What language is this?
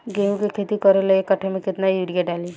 Bhojpuri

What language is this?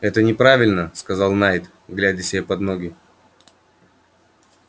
Russian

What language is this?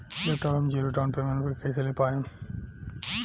Bhojpuri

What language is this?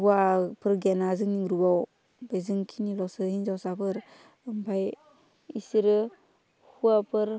Bodo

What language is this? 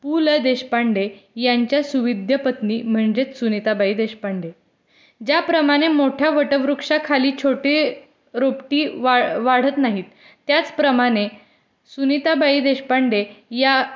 Marathi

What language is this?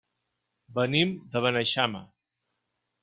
Catalan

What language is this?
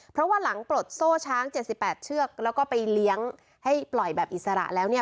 Thai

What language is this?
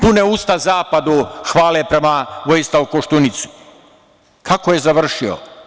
Serbian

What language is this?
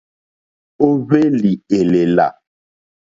Mokpwe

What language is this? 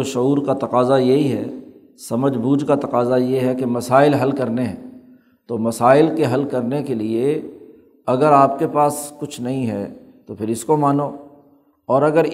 Urdu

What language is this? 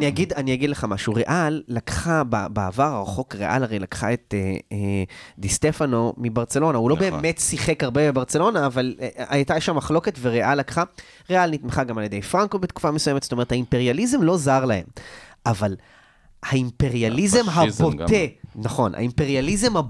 Hebrew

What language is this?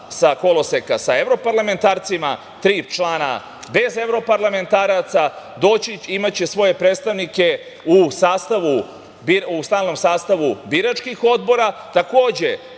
Serbian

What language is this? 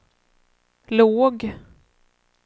Swedish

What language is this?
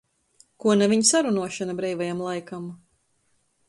Latgalian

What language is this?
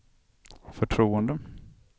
Swedish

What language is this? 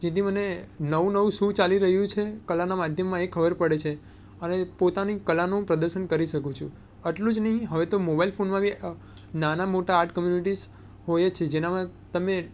Gujarati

